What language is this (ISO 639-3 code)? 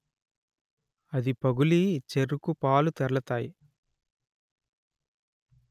tel